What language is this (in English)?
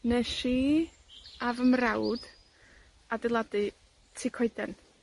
Welsh